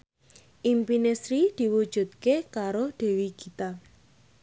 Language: Javanese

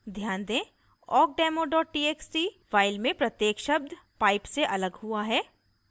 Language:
Hindi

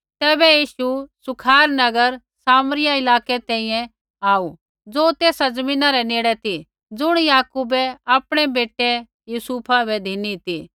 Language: Kullu Pahari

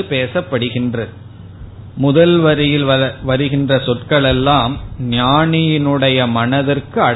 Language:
Tamil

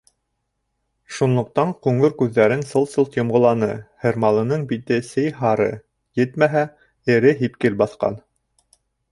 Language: Bashkir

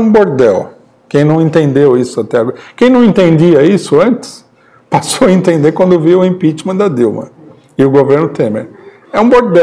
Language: Portuguese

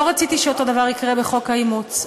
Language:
Hebrew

